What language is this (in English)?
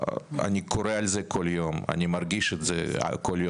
Hebrew